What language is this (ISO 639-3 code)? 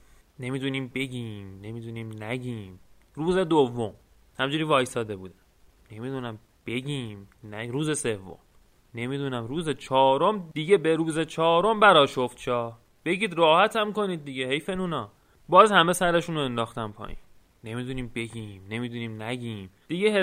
fas